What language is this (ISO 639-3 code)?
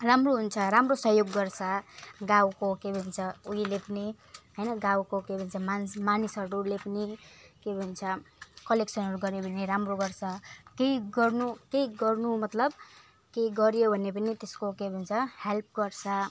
nep